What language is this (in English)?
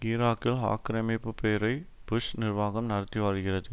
Tamil